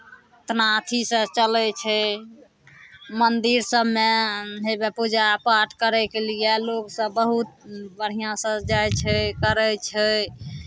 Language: Maithili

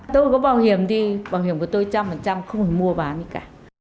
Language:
Vietnamese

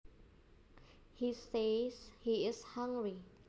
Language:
Javanese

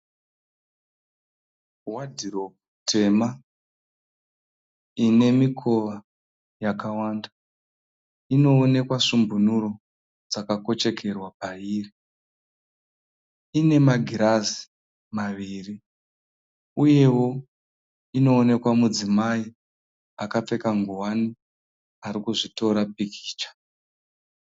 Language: Shona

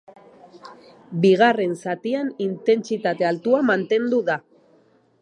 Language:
Basque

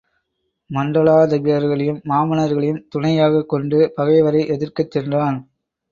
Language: Tamil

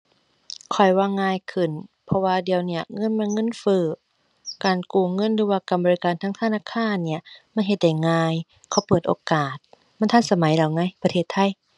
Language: Thai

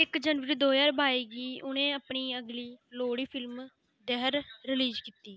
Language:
Dogri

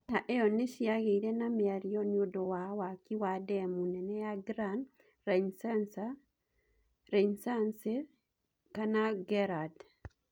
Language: Kikuyu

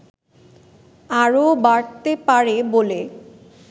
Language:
Bangla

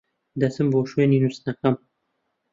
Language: Central Kurdish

